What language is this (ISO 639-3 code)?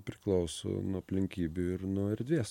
lit